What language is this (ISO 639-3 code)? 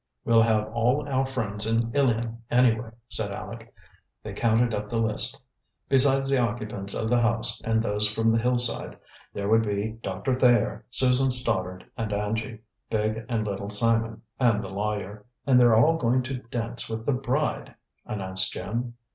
eng